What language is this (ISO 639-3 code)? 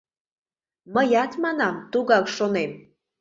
chm